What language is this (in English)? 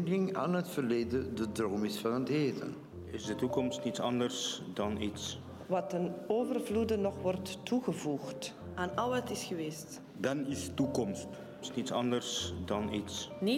Dutch